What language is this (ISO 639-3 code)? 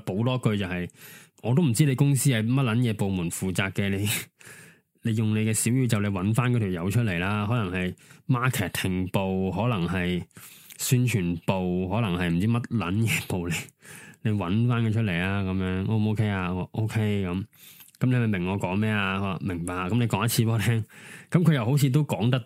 zho